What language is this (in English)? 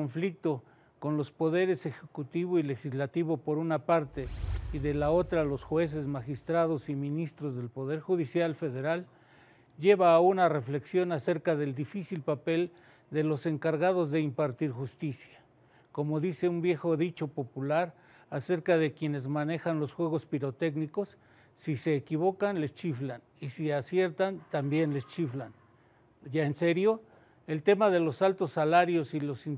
Spanish